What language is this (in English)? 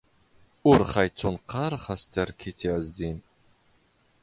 Standard Moroccan Tamazight